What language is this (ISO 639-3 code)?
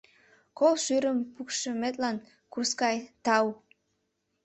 chm